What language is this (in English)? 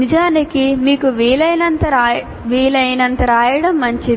Telugu